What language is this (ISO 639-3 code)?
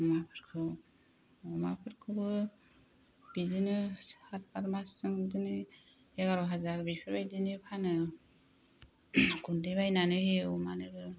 brx